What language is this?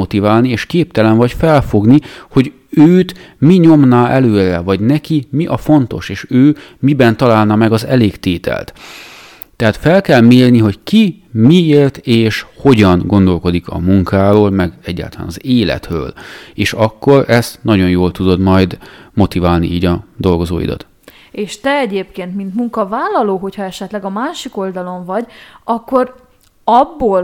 Hungarian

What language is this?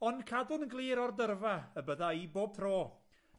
Welsh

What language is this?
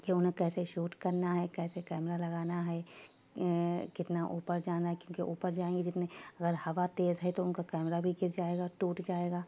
Urdu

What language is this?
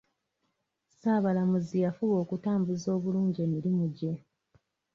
Ganda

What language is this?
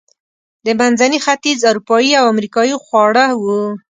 Pashto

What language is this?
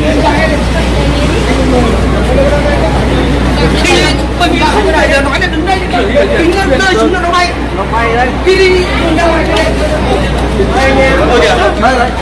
Vietnamese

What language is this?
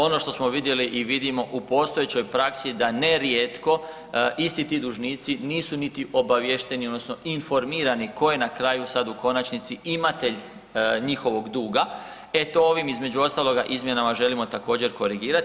Croatian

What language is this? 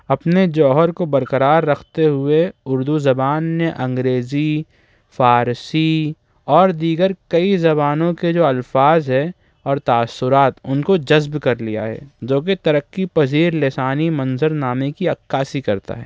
Urdu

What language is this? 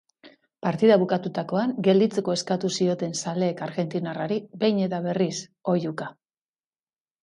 Basque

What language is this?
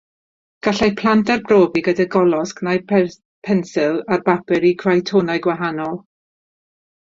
Welsh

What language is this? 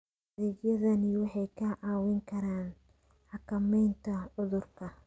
Somali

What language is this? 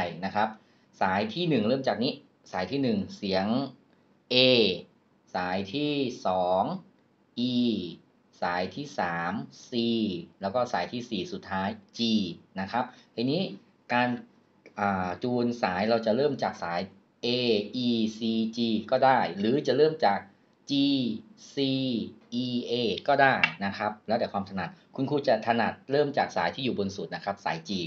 Thai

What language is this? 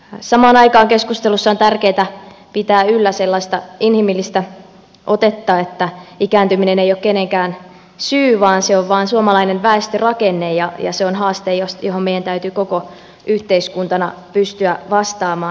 Finnish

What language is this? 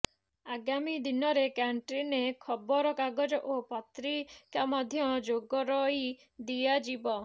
Odia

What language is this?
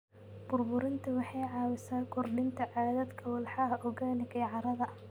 Somali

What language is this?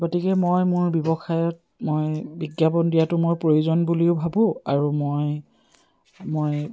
Assamese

